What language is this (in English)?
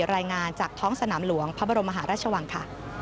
Thai